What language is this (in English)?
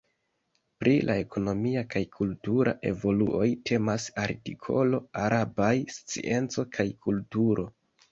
Esperanto